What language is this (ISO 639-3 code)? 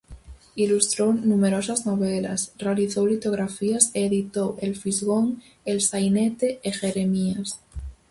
glg